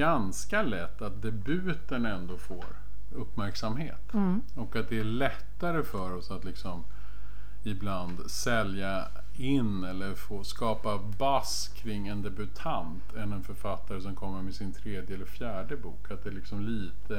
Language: Swedish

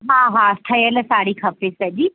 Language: Sindhi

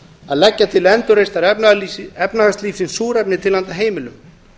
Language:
Icelandic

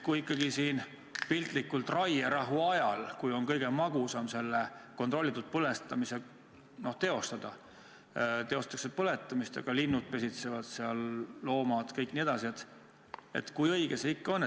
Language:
Estonian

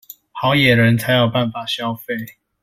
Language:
Chinese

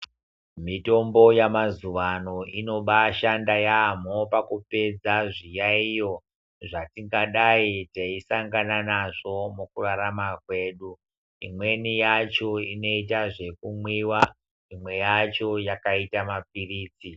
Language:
Ndau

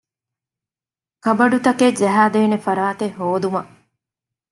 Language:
Divehi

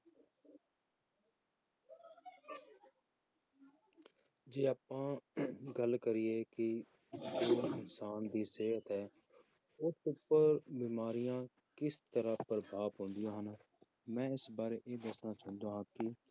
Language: Punjabi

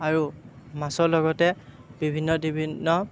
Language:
Assamese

